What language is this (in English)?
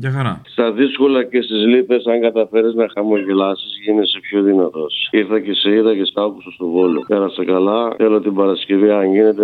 Greek